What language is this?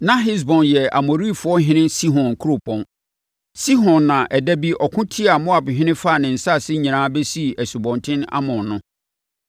Akan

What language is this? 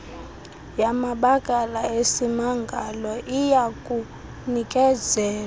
Xhosa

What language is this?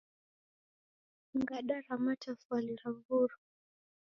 Taita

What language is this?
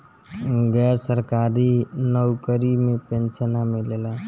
Bhojpuri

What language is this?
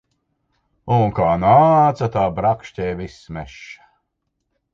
Latvian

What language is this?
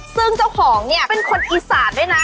Thai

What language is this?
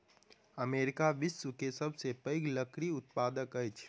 Maithili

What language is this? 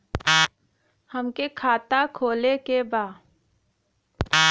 Bhojpuri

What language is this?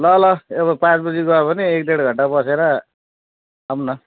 Nepali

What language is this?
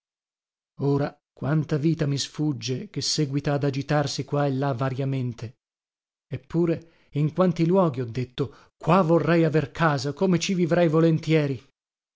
Italian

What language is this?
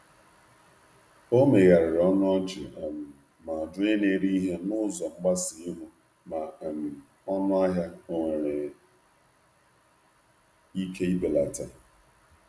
Igbo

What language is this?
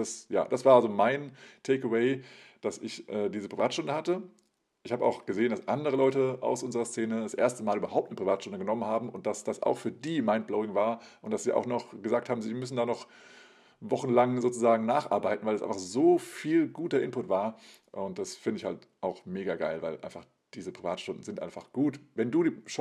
German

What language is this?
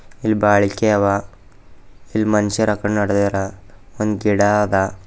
Kannada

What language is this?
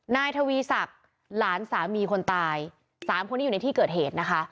Thai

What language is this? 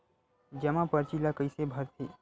Chhattisgarhi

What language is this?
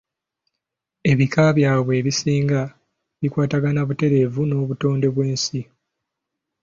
Ganda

